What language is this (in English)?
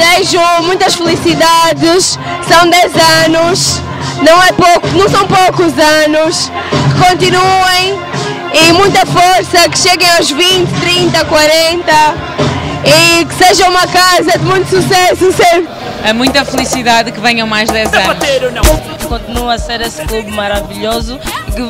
Portuguese